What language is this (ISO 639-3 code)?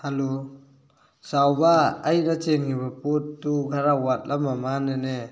mni